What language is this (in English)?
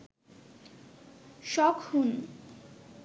Bangla